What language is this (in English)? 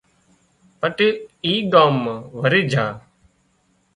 Wadiyara Koli